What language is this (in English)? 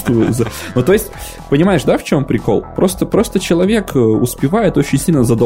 Russian